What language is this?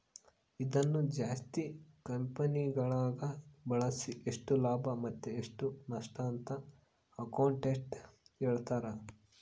Kannada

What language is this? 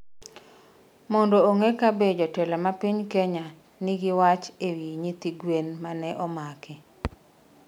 Luo (Kenya and Tanzania)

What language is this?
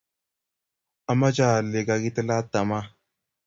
Kalenjin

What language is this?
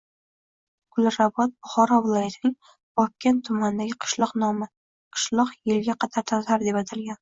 Uzbek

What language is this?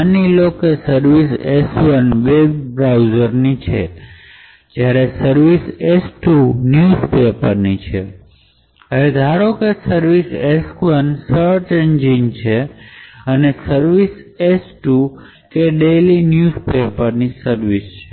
Gujarati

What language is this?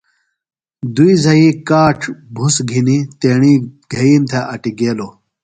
Phalura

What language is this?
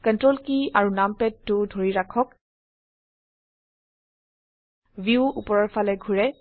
Assamese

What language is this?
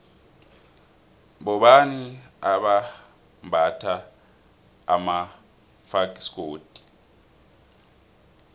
South Ndebele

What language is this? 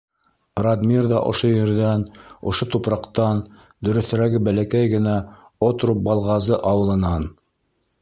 Bashkir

